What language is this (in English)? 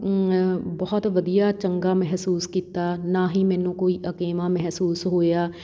Punjabi